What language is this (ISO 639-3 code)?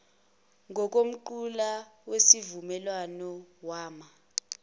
zul